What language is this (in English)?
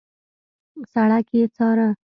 Pashto